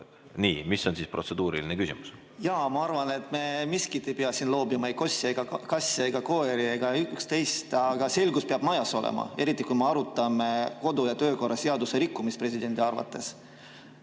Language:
Estonian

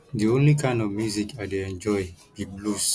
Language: Nigerian Pidgin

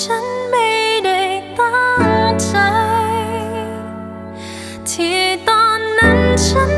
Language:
Thai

